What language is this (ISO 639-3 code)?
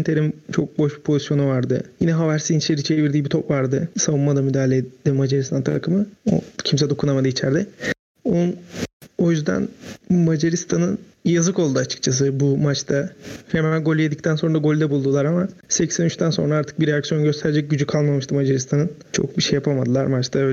tur